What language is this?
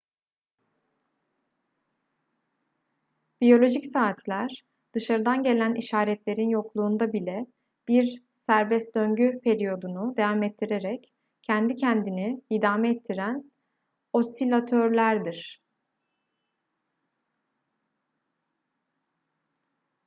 Turkish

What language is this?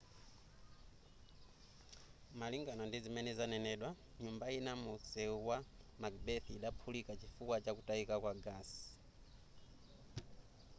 Nyanja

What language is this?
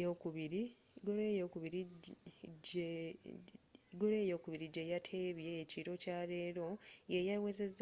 Ganda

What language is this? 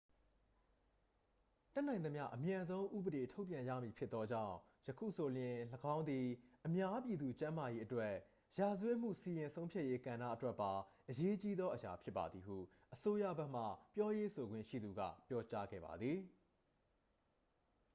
Burmese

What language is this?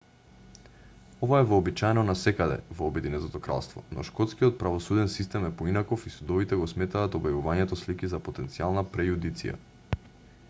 Macedonian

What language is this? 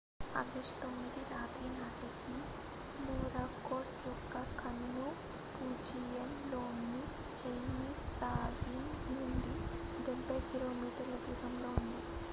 Telugu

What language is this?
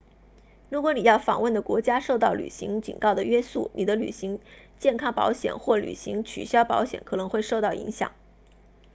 Chinese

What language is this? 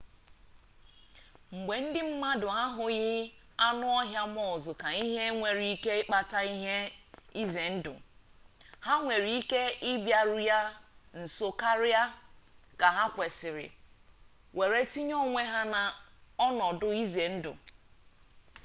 Igbo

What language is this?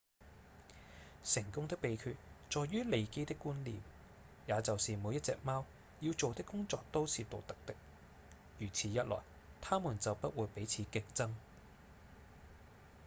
Cantonese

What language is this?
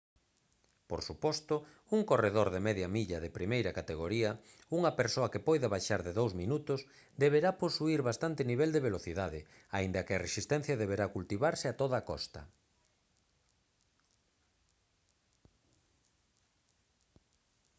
Galician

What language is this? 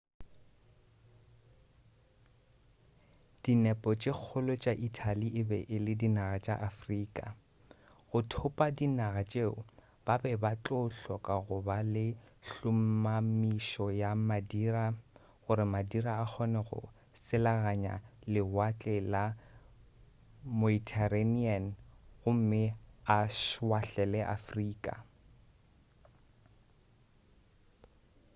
Northern Sotho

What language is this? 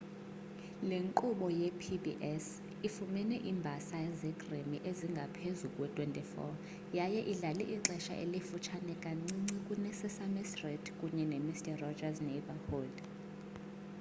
Xhosa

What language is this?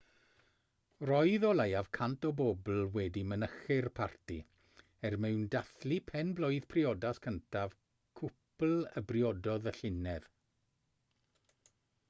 Welsh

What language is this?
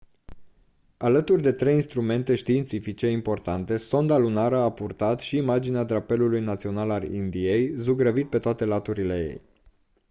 Romanian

